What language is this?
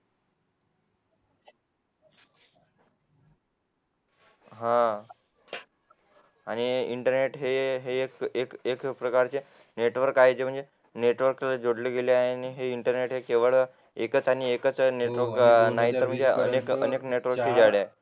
Marathi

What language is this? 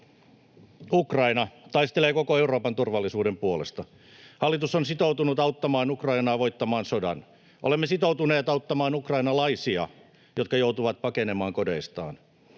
Finnish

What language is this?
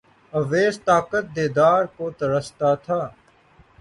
Urdu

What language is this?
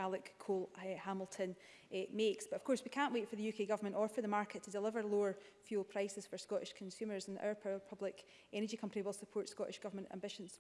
English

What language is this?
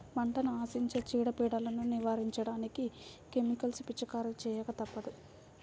Telugu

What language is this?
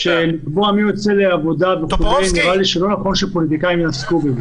Hebrew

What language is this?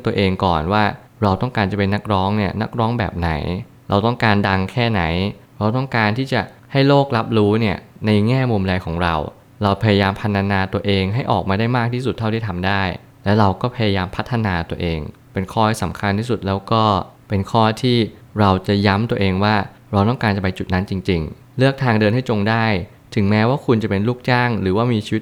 Thai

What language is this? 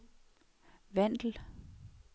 Danish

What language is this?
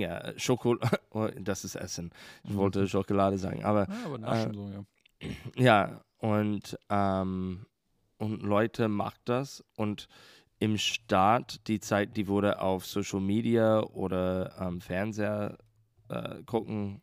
German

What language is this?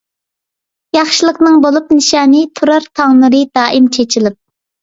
Uyghur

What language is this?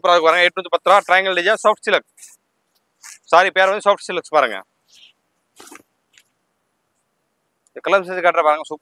Tamil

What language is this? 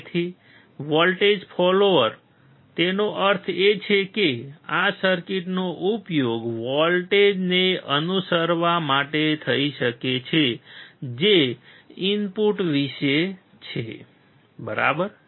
Gujarati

